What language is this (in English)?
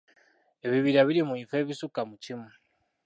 Ganda